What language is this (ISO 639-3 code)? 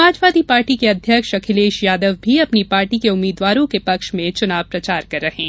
hin